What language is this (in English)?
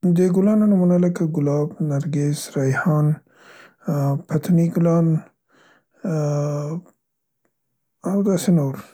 Central Pashto